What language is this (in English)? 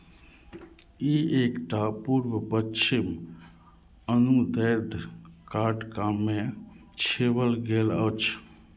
Maithili